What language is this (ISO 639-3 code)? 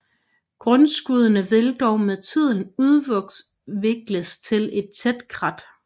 dan